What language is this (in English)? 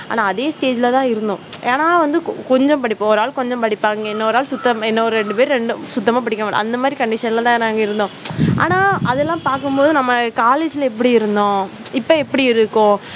Tamil